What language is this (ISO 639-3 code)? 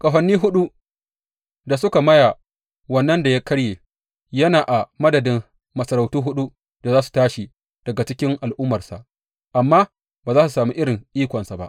hau